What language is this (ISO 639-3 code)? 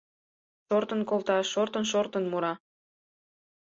chm